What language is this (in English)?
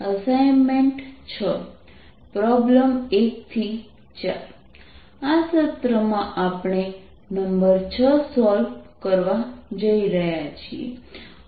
Gujarati